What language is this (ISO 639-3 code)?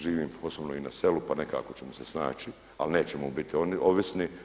hrv